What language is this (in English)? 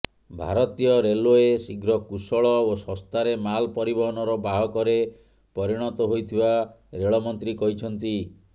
Odia